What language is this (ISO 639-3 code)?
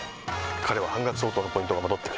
jpn